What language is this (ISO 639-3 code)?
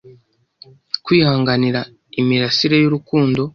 kin